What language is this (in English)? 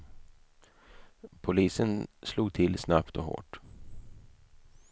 Swedish